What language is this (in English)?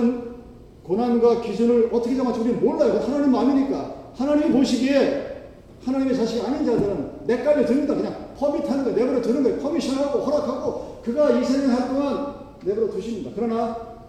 Korean